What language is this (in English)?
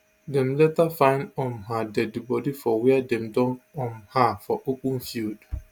Nigerian Pidgin